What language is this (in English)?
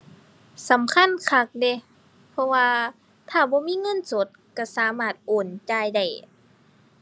Thai